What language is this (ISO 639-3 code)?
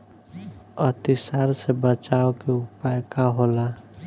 bho